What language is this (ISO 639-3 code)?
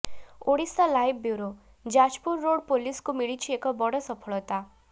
ori